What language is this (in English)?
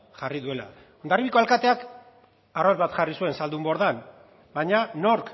Basque